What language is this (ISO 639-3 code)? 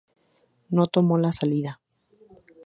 spa